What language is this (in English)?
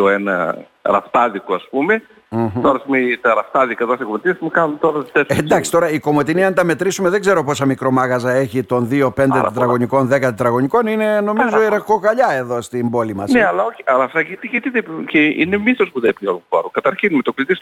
Greek